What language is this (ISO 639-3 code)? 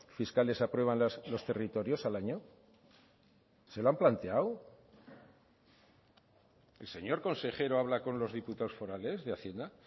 spa